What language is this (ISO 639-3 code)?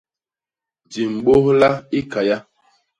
bas